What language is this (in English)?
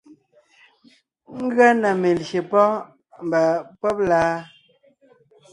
Ngiemboon